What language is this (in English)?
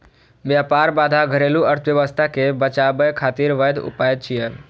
Maithili